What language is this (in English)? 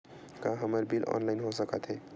Chhattisgarhi